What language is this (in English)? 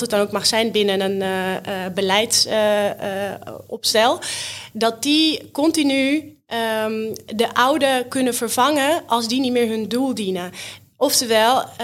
Dutch